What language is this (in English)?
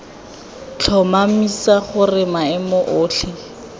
Tswana